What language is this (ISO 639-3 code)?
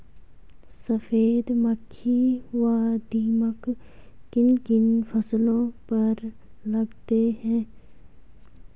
hin